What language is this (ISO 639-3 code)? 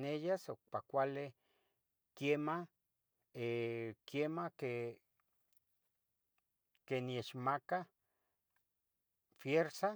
nhg